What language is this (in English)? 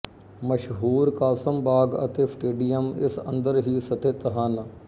Punjabi